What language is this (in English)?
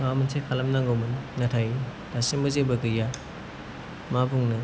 Bodo